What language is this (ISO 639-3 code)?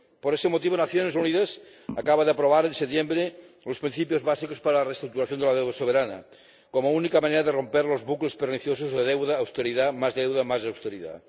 spa